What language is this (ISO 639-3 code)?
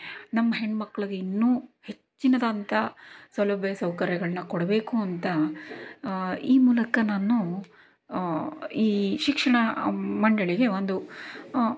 kan